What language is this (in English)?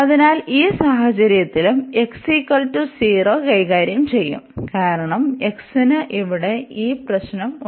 Malayalam